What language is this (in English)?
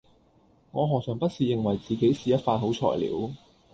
Cantonese